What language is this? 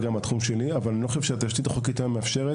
Hebrew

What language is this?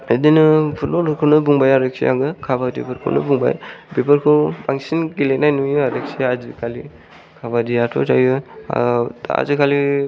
Bodo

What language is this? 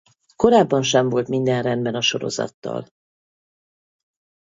Hungarian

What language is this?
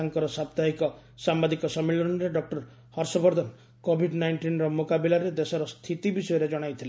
Odia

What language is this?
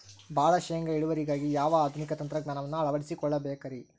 Kannada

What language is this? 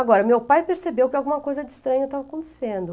Portuguese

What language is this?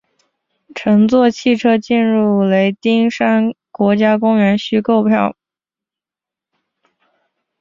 Chinese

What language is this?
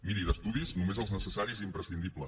Catalan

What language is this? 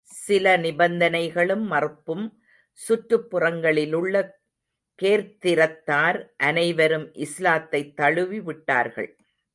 Tamil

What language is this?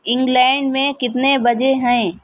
Urdu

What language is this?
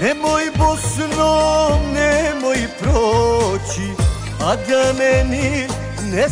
Romanian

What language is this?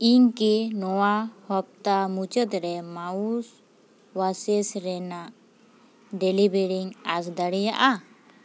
Santali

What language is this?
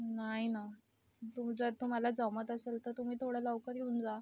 Marathi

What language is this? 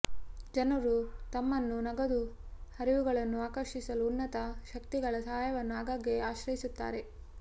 Kannada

